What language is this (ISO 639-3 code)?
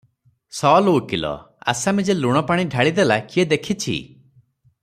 ori